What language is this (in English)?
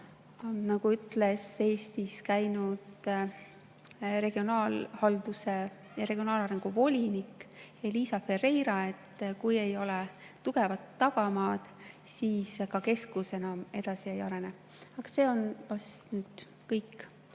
Estonian